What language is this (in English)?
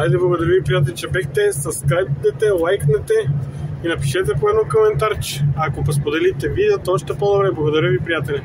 Bulgarian